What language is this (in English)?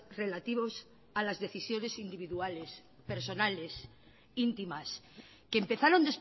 Spanish